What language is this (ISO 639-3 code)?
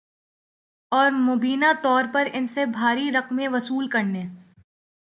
urd